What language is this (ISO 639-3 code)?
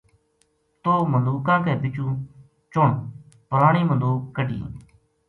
gju